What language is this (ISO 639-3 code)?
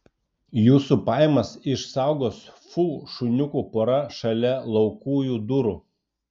lit